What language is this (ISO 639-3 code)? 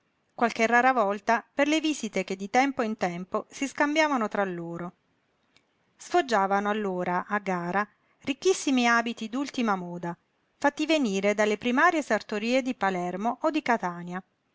ita